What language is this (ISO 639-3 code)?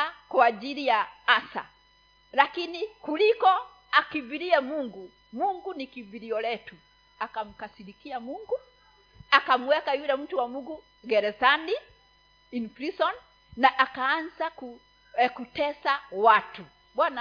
swa